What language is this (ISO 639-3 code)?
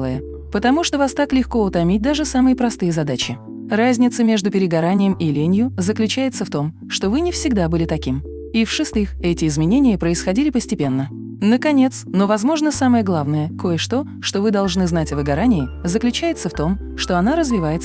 rus